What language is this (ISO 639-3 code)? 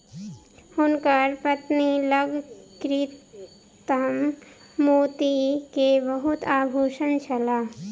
mai